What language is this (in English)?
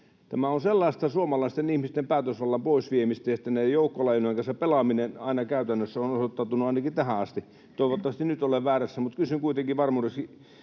Finnish